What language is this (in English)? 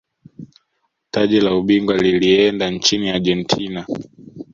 Swahili